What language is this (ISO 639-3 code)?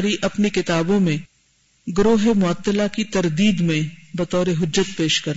urd